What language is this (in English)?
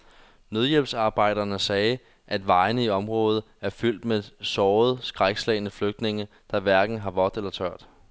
Danish